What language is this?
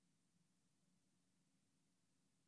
Hebrew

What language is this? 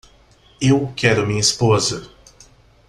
Portuguese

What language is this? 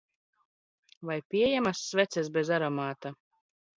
Latvian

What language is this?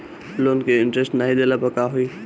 Bhojpuri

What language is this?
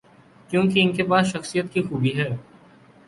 Urdu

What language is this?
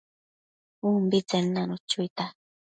Matsés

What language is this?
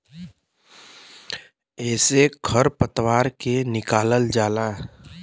Bhojpuri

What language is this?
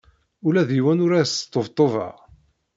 Kabyle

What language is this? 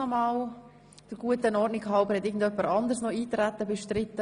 Swiss German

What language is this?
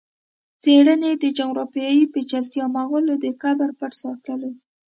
Pashto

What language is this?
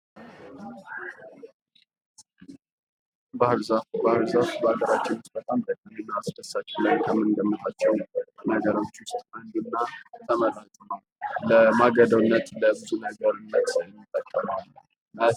Amharic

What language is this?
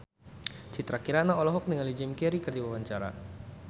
Sundanese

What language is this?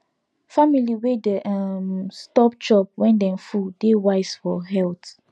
Nigerian Pidgin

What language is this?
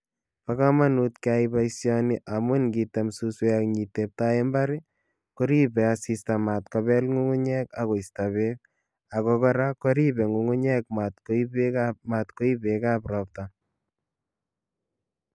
Kalenjin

